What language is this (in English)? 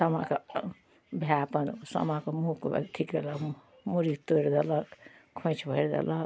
Maithili